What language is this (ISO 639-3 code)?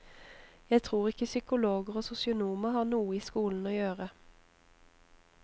nor